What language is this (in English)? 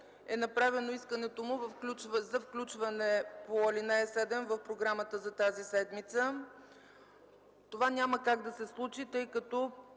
Bulgarian